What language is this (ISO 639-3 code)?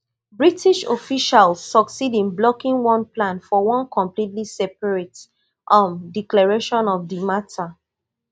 pcm